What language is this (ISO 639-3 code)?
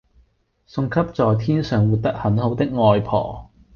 yue